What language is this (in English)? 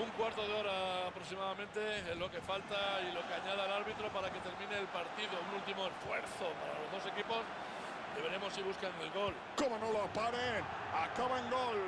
Spanish